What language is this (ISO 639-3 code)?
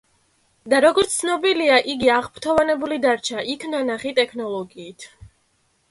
kat